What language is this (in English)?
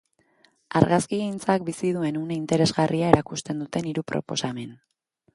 Basque